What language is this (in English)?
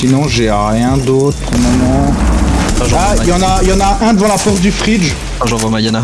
French